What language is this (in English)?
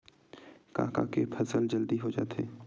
Chhattisgarhi